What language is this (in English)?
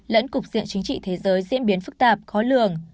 Vietnamese